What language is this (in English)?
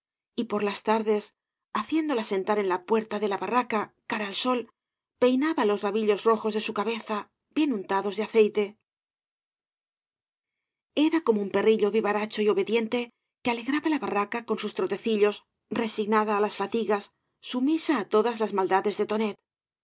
Spanish